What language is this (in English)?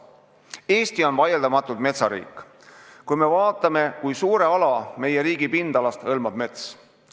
Estonian